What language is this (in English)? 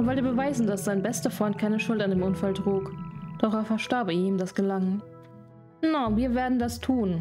German